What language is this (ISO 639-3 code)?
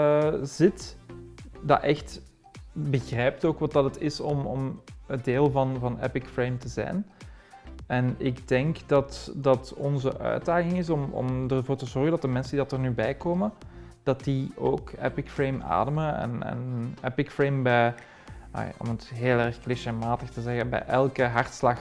nld